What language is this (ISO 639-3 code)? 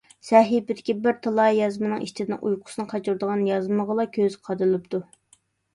uig